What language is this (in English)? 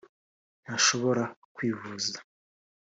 Kinyarwanda